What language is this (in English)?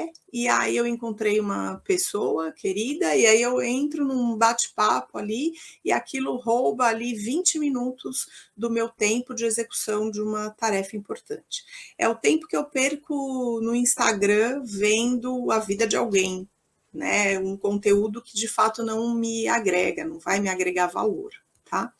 Portuguese